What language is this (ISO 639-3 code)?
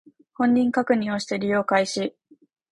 jpn